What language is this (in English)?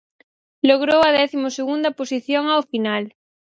Galician